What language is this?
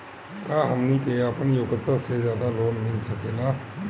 Bhojpuri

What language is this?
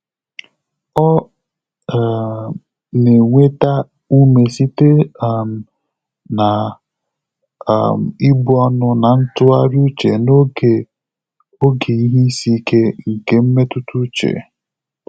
Igbo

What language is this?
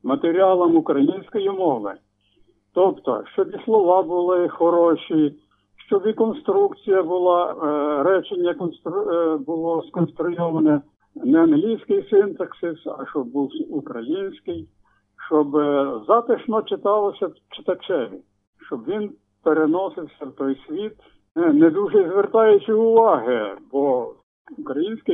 Ukrainian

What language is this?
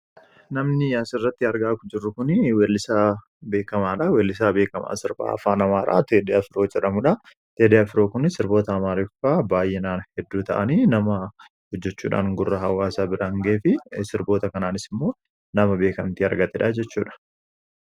Oromo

